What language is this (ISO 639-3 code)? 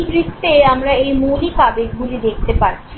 ben